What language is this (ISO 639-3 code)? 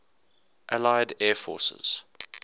eng